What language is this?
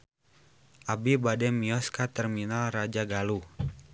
Sundanese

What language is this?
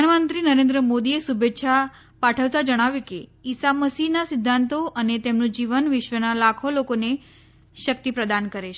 Gujarati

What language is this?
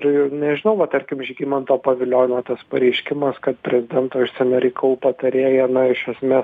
Lithuanian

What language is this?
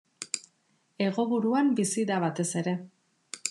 Basque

